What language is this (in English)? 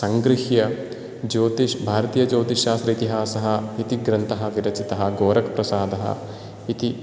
Sanskrit